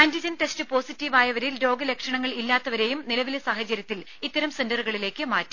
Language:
Malayalam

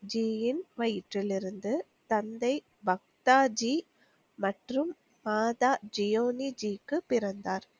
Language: Tamil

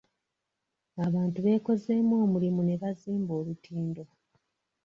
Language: Ganda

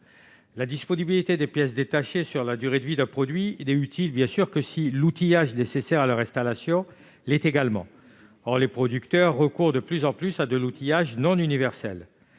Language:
French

